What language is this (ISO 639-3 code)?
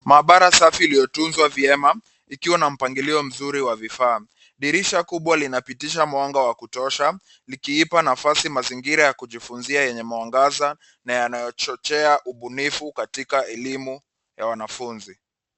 swa